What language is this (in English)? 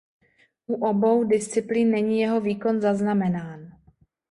Czech